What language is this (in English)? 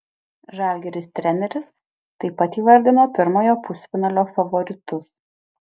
Lithuanian